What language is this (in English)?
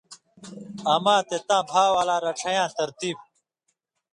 Indus Kohistani